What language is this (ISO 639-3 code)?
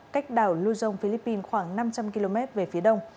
vie